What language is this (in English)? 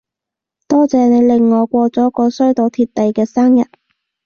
Cantonese